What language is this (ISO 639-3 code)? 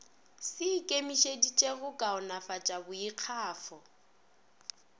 nso